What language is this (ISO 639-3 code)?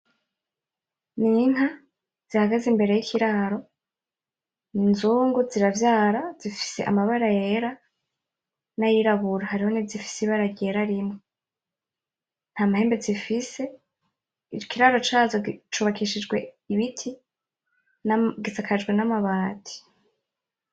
run